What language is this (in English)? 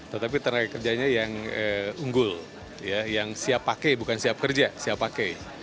Indonesian